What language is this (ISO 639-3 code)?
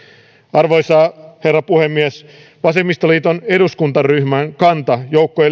fin